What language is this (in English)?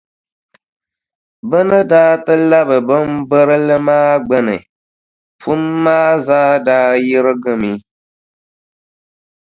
Dagbani